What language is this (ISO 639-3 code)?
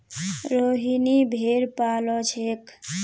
mag